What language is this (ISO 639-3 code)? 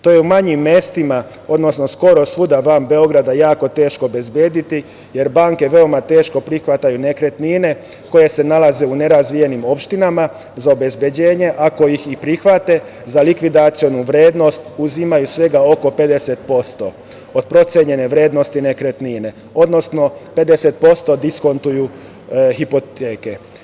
srp